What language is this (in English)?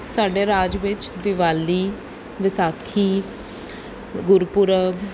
Punjabi